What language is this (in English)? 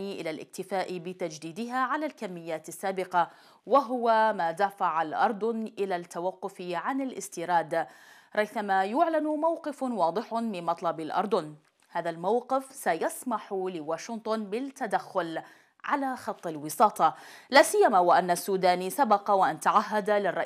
Arabic